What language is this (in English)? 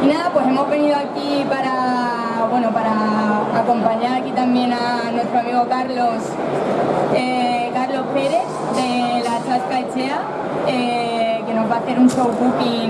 Spanish